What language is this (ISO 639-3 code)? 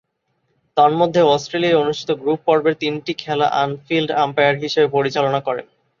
ben